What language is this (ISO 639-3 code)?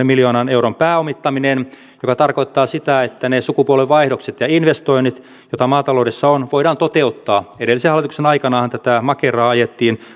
fin